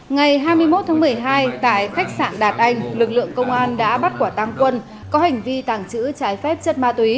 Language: Vietnamese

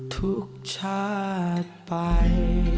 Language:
Thai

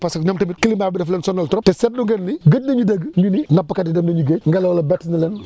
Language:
Wolof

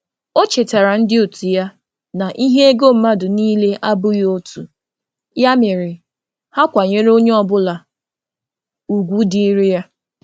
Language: Igbo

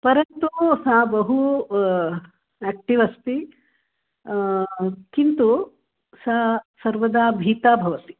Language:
Sanskrit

